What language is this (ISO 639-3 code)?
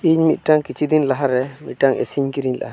sat